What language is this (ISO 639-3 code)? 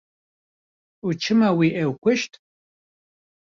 kur